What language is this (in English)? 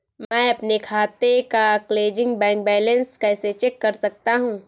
Hindi